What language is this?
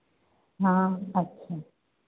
Sindhi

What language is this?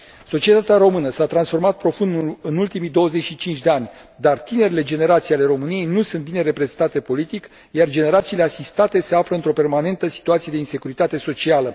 Romanian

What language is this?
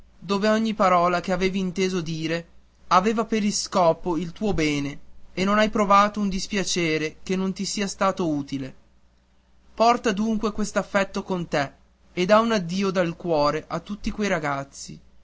Italian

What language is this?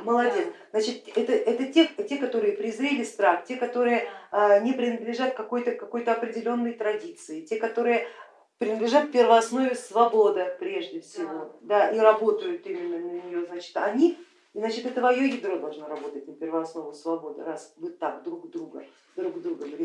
Russian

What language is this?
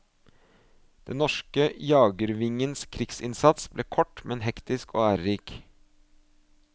Norwegian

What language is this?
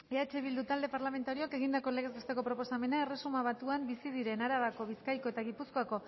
Basque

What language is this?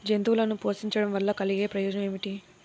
Telugu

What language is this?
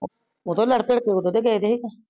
Punjabi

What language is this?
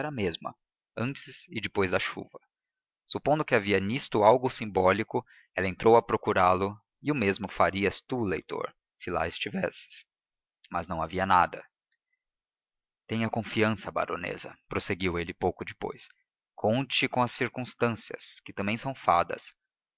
Portuguese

